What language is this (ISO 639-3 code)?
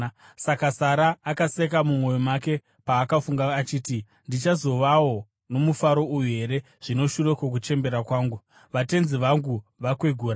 sna